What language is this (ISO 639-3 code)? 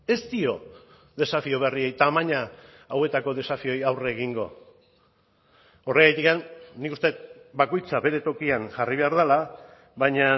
eus